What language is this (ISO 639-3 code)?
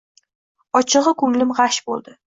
uzb